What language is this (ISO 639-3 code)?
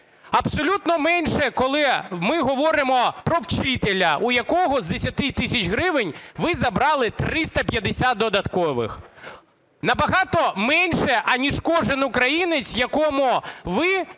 ukr